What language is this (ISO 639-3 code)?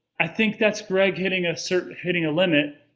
eng